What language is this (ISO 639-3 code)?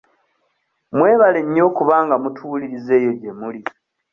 lug